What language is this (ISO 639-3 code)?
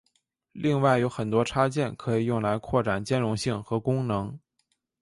zho